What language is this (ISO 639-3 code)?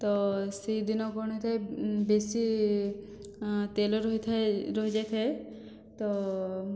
ori